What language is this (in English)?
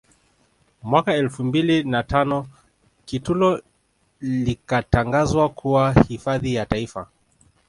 Swahili